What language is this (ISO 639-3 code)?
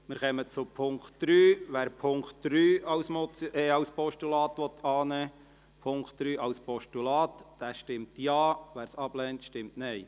gsw